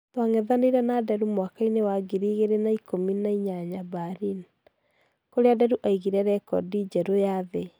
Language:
Kikuyu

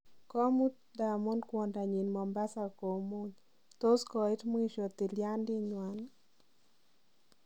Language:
Kalenjin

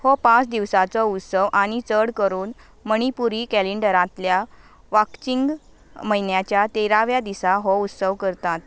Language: Konkani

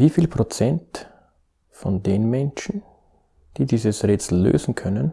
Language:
German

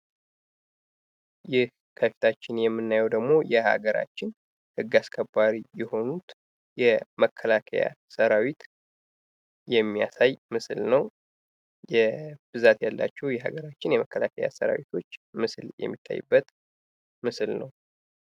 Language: Amharic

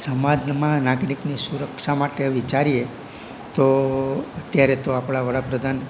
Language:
Gujarati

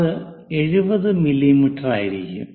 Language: Malayalam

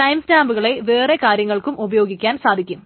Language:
Malayalam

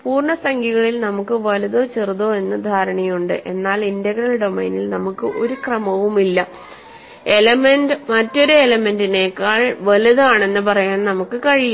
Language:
Malayalam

